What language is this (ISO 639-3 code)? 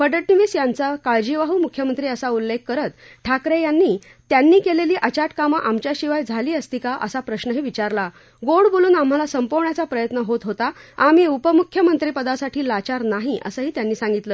mar